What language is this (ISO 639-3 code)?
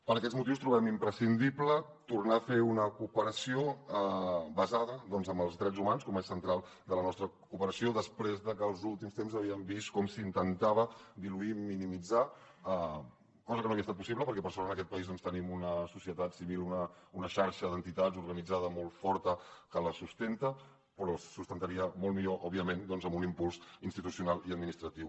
cat